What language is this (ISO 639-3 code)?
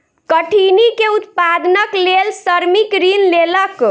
mai